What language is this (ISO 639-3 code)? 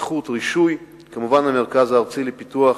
heb